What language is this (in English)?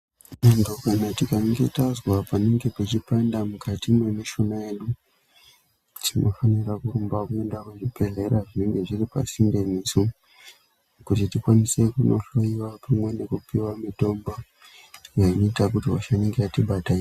Ndau